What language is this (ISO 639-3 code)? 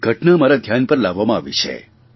guj